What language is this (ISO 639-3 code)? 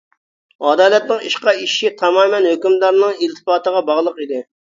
uig